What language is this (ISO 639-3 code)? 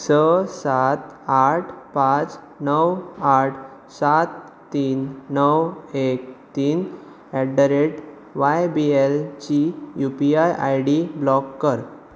kok